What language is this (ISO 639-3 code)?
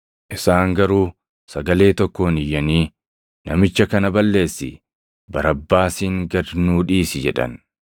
orm